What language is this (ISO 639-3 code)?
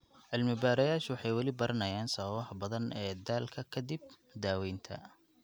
som